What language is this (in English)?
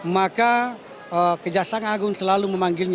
Indonesian